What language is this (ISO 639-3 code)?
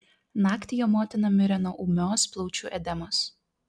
lit